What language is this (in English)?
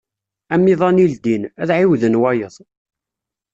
Kabyle